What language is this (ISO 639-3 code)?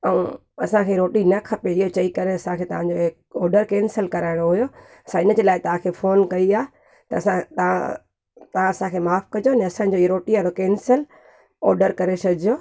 snd